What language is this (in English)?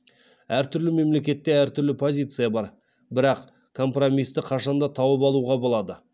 Kazakh